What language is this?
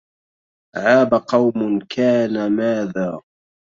Arabic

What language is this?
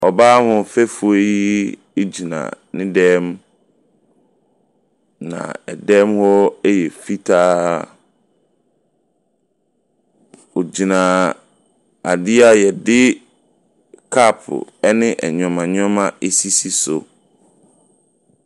Akan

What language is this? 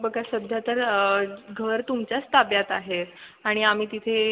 Marathi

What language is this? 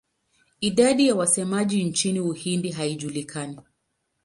Swahili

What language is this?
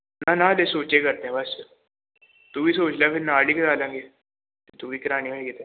Punjabi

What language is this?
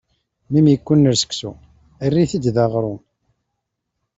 Kabyle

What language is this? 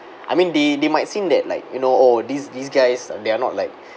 English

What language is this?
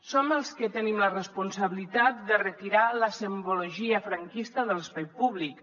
Catalan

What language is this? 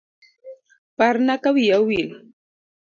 Luo (Kenya and Tanzania)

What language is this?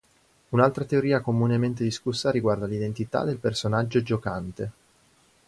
Italian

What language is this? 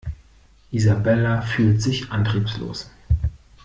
German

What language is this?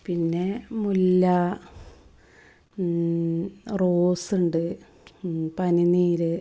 Malayalam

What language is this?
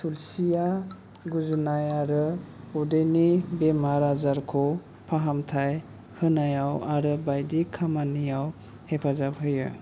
Bodo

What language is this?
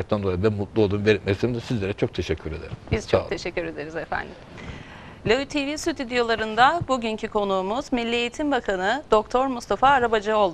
Turkish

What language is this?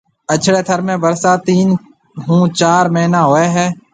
Marwari (Pakistan)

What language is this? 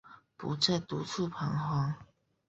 Chinese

